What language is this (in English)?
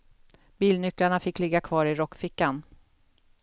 Swedish